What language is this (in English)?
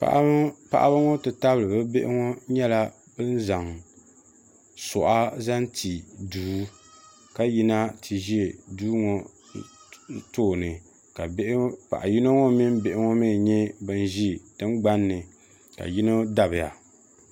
Dagbani